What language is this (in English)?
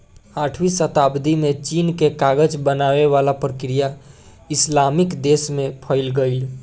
Bhojpuri